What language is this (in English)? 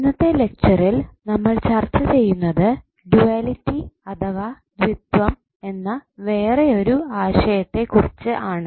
Malayalam